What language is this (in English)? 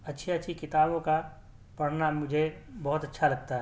Urdu